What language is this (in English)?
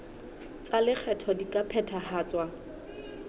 Southern Sotho